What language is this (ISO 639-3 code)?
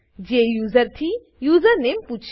guj